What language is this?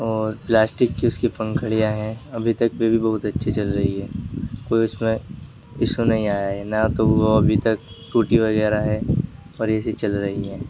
Urdu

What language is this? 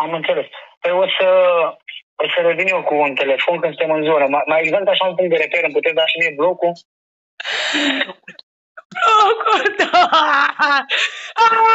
Romanian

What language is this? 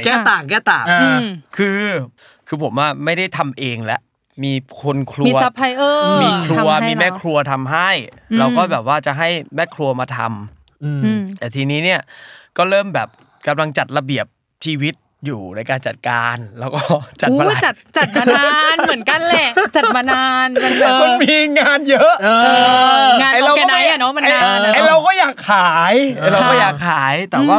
Thai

